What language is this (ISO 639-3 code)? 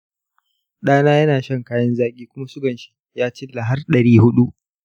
hau